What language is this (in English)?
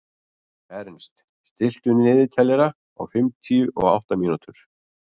Icelandic